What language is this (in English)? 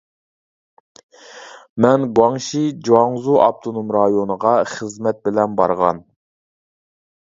Uyghur